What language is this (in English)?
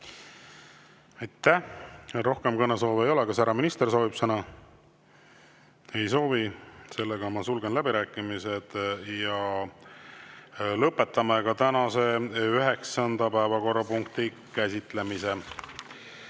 Estonian